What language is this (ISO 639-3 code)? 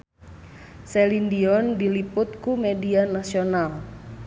sun